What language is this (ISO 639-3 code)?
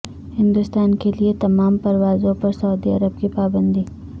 urd